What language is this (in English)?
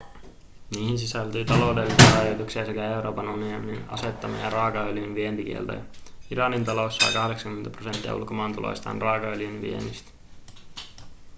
Finnish